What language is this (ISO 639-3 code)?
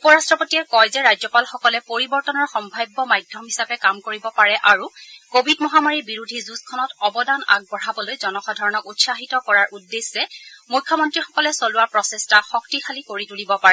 asm